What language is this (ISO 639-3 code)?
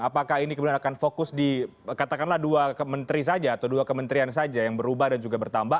ind